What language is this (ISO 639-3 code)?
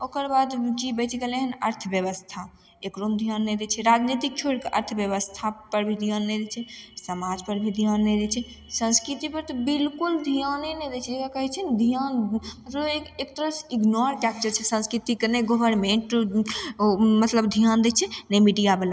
mai